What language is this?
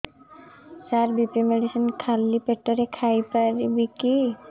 Odia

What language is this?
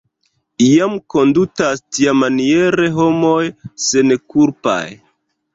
Esperanto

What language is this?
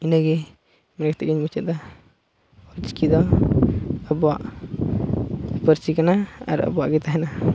Santali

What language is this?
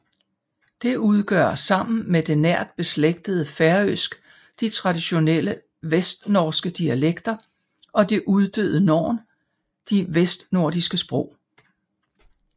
Danish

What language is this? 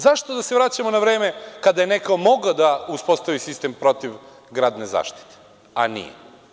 Serbian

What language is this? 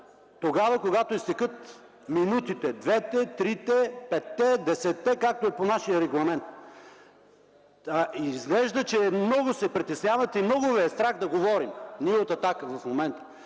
Bulgarian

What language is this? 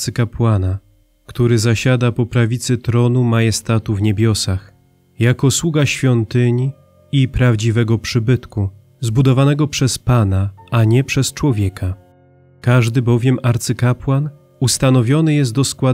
Polish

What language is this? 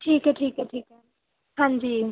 Punjabi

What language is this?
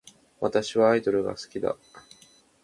Japanese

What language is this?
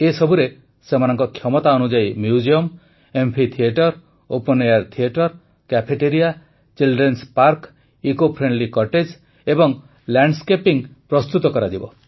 Odia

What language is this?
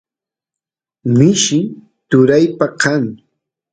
Santiago del Estero Quichua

